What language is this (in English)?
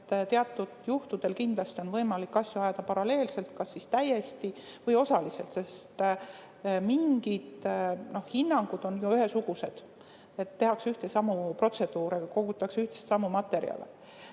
Estonian